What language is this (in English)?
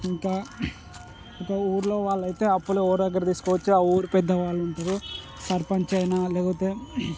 Telugu